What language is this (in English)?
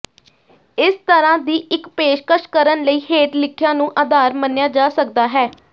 Punjabi